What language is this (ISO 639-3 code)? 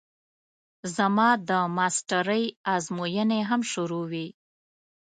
pus